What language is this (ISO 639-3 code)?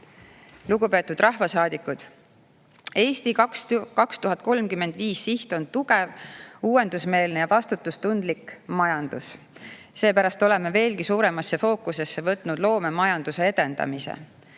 est